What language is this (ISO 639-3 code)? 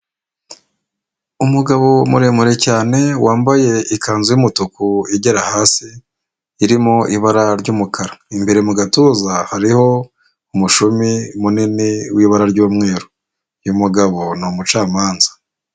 kin